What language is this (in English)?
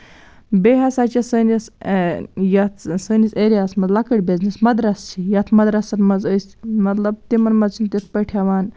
Kashmiri